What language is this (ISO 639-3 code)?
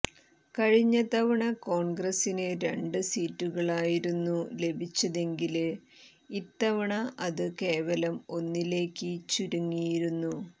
mal